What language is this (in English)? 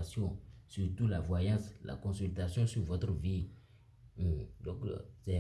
French